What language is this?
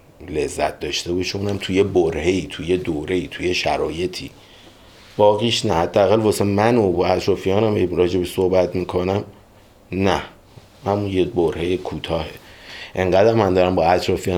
Persian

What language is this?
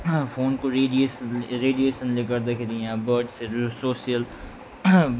Nepali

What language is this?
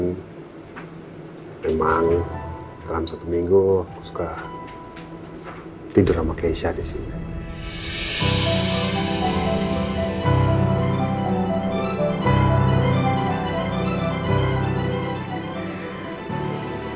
Indonesian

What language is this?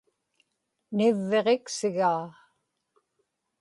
Inupiaq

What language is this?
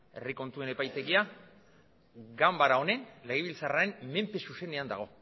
Basque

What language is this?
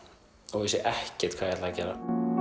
Icelandic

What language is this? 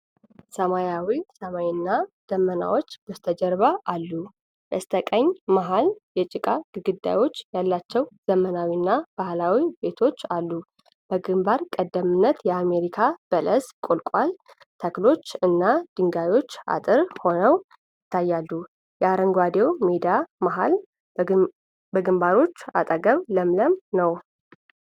Amharic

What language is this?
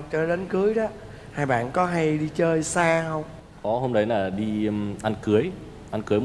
Vietnamese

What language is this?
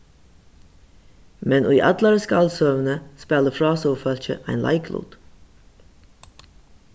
Faroese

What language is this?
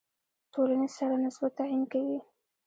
Pashto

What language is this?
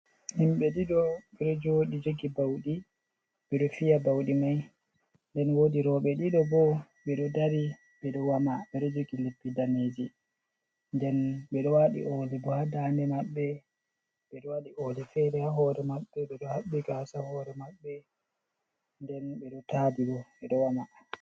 Fula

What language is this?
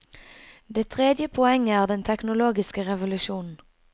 Norwegian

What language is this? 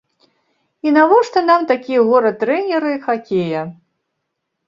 Belarusian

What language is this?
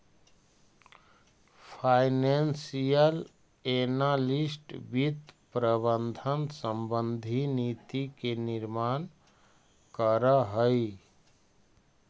Magahi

